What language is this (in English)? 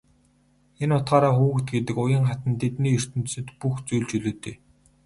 Mongolian